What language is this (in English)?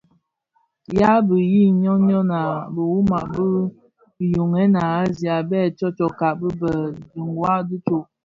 Bafia